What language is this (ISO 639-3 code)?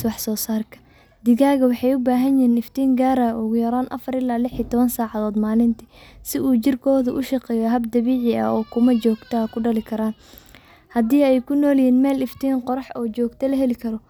som